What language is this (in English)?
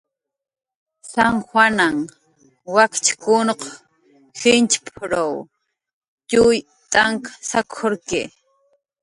Jaqaru